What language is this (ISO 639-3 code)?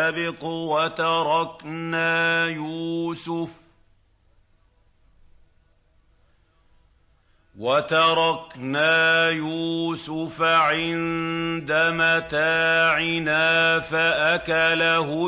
ara